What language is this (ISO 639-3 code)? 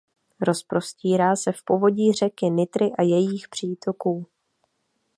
ces